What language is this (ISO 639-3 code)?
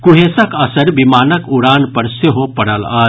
mai